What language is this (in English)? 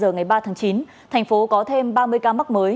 Vietnamese